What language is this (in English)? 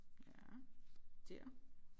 Danish